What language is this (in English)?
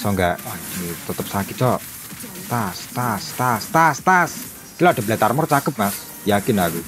Indonesian